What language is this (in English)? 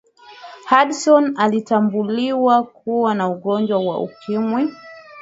Swahili